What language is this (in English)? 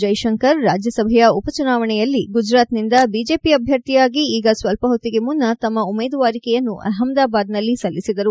Kannada